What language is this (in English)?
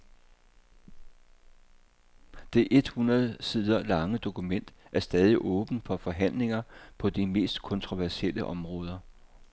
Danish